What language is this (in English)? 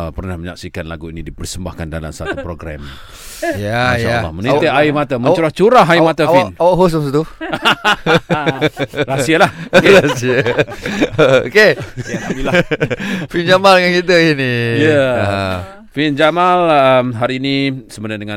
Malay